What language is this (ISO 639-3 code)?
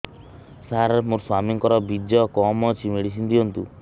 ori